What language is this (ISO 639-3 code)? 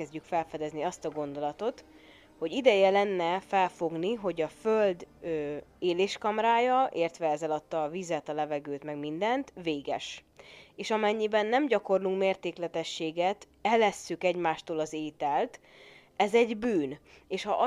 hun